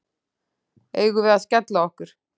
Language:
Icelandic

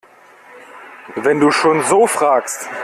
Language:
German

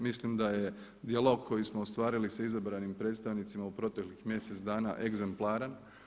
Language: Croatian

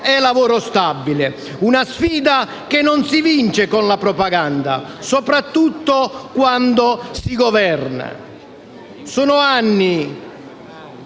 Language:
Italian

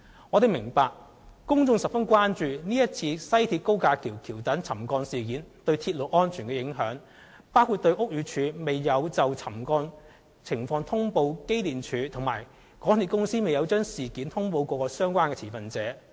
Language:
Cantonese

